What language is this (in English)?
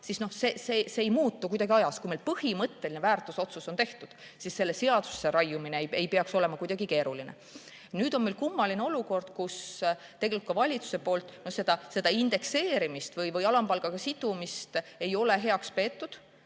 Estonian